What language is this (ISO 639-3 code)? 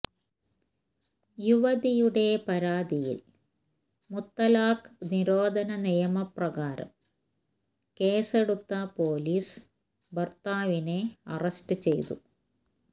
mal